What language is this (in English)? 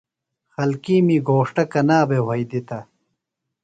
Phalura